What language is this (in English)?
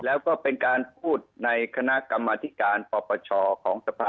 Thai